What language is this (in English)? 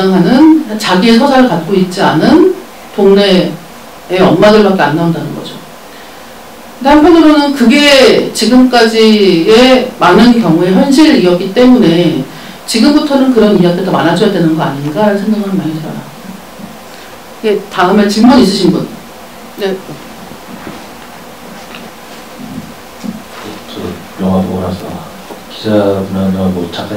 Korean